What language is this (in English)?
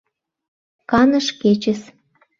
Mari